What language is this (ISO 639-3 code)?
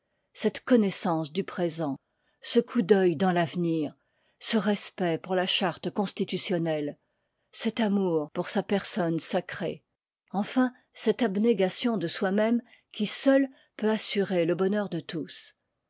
fra